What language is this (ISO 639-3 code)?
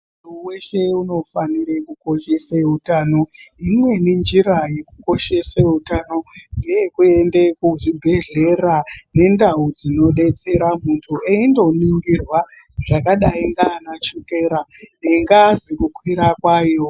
ndc